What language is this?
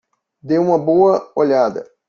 Portuguese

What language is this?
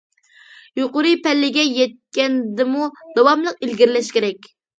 Uyghur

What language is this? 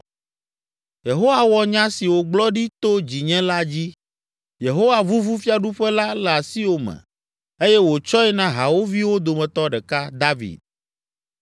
Ewe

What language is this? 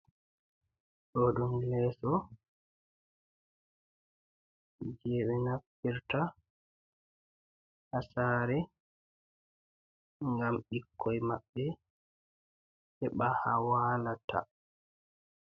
Fula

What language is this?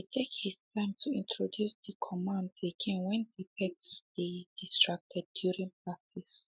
Nigerian Pidgin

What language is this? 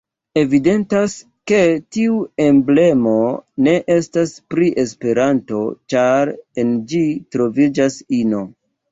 Esperanto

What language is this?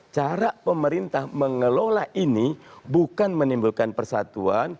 Indonesian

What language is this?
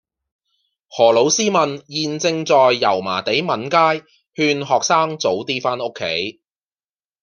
Cantonese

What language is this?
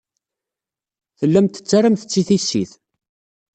Kabyle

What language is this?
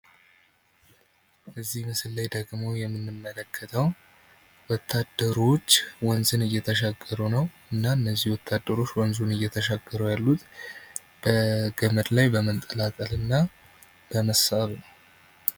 Amharic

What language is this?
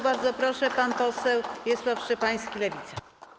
Polish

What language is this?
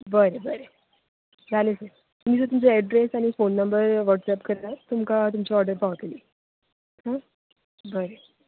Konkani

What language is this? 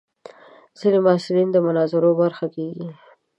Pashto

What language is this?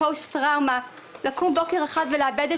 Hebrew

